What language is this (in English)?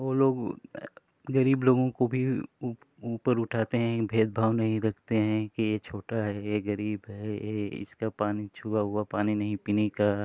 Hindi